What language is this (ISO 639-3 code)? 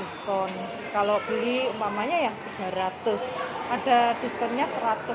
ind